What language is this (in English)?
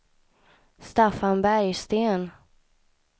Swedish